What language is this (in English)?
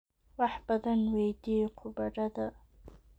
Somali